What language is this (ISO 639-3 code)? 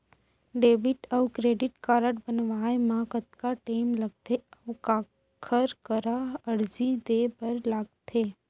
hne